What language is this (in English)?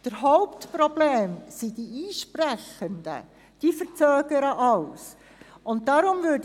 Swiss German